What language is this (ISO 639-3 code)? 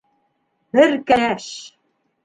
bak